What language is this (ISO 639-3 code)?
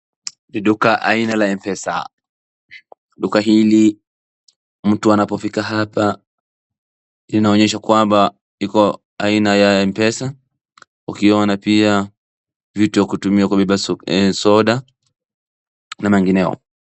swa